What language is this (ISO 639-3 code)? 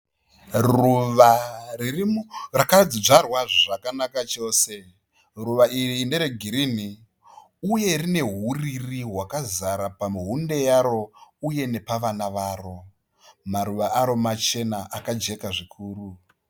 sna